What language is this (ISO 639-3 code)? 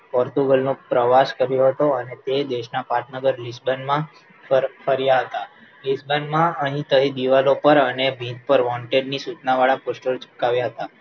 guj